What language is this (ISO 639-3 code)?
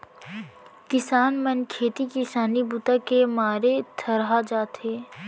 hne